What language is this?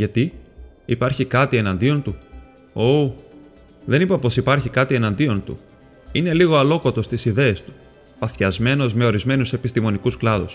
Greek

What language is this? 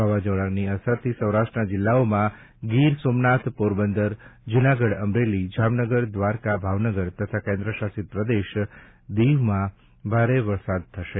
Gujarati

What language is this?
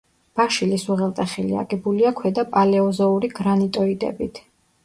Georgian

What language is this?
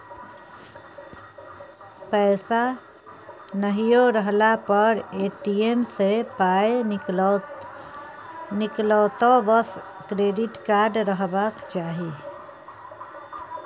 Maithili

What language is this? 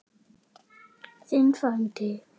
Icelandic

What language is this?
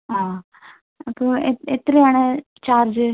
Malayalam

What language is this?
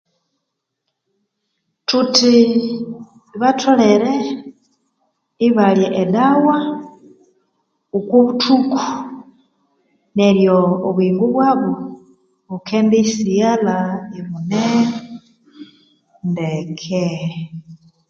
Konzo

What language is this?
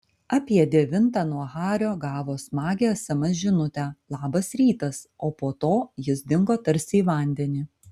Lithuanian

